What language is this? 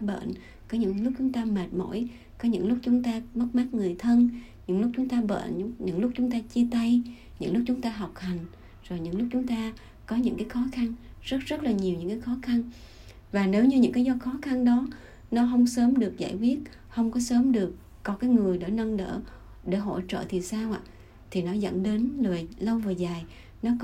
Vietnamese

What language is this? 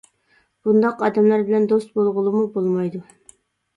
Uyghur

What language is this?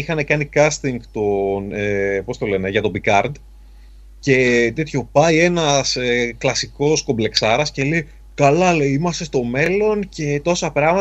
Greek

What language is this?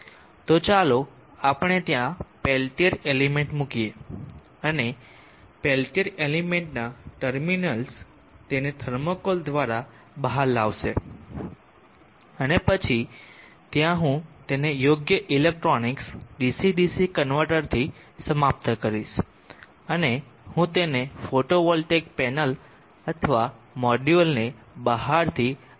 Gujarati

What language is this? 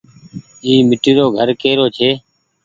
Goaria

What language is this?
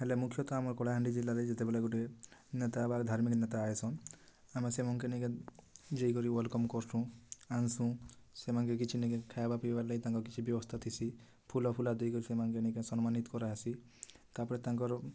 Odia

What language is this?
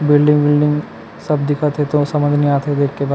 Chhattisgarhi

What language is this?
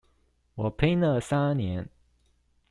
Chinese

